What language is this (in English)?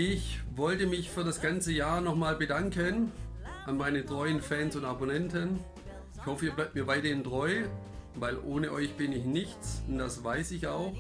German